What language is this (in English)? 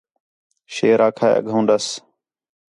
Khetrani